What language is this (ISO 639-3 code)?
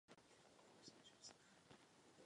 ces